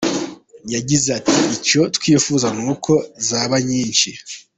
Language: Kinyarwanda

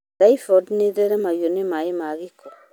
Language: Kikuyu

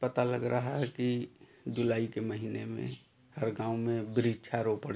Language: Hindi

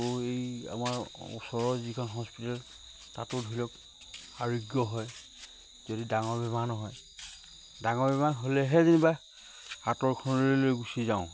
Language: Assamese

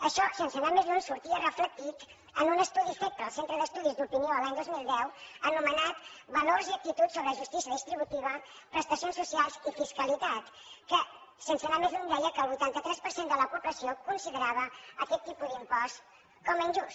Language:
Catalan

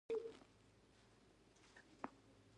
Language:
Pashto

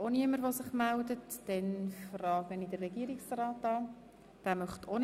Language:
Swiss German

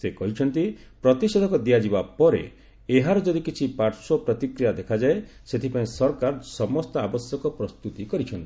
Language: Odia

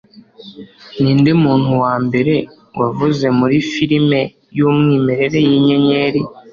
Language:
Kinyarwanda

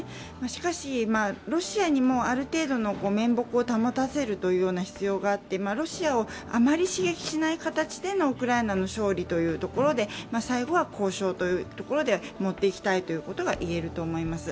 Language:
Japanese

